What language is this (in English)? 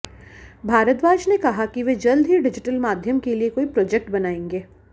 Hindi